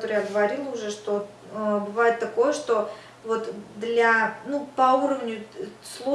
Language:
Russian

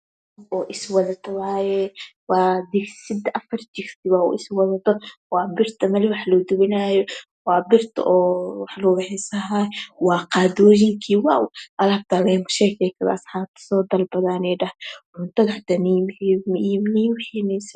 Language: Somali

